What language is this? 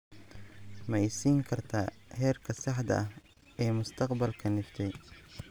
Somali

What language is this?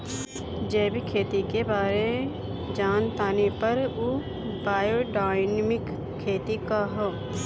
Bhojpuri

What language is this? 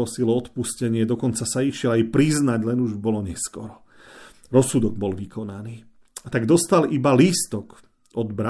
Slovak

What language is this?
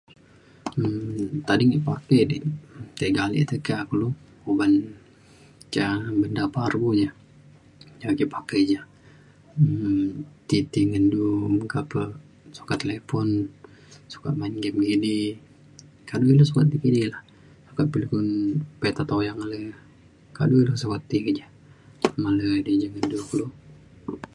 Mainstream Kenyah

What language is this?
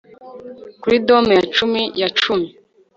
Kinyarwanda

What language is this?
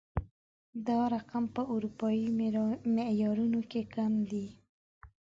Pashto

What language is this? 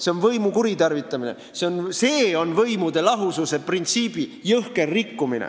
Estonian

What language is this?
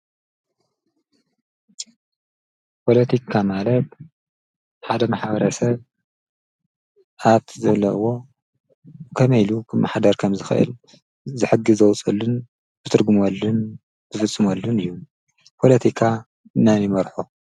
Tigrinya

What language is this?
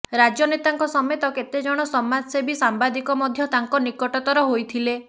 Odia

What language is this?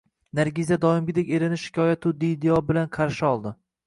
Uzbek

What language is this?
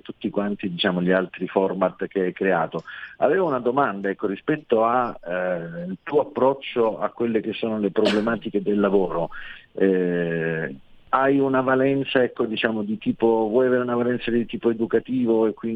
Italian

